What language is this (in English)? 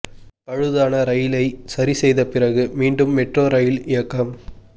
Tamil